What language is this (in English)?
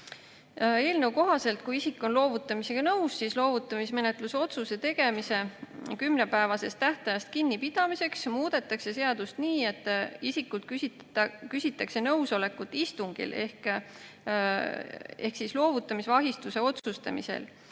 Estonian